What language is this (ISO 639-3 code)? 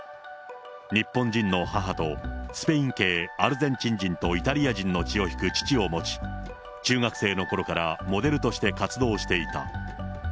jpn